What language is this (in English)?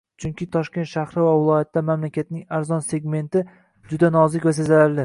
Uzbek